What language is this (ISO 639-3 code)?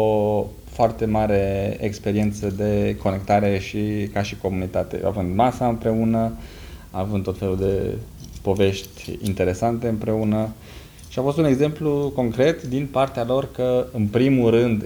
ron